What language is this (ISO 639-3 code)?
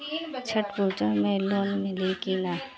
bho